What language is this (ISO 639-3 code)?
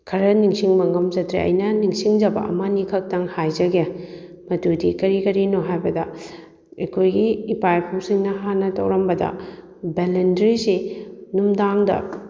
mni